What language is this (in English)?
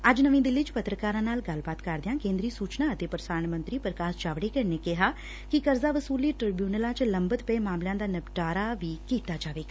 Punjabi